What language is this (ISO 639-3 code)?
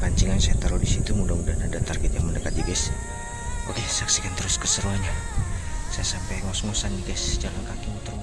ind